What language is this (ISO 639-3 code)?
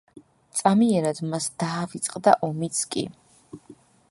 kat